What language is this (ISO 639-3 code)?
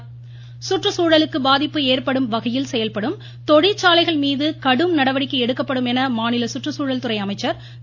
tam